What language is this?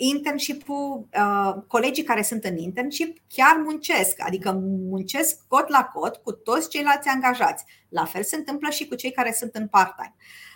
Romanian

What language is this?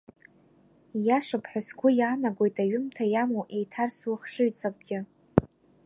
Abkhazian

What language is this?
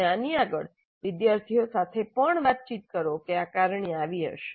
Gujarati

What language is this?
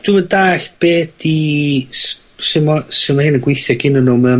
Welsh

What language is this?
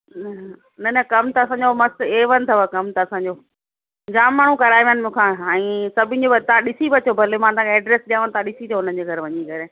Sindhi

